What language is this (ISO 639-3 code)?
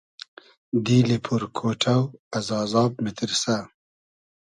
haz